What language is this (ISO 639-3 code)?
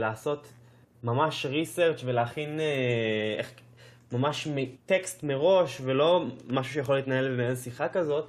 heb